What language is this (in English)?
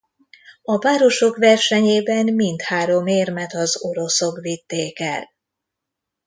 Hungarian